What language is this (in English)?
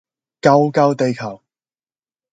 Cantonese